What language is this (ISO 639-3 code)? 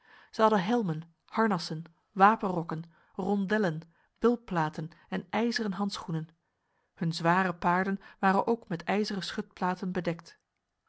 nld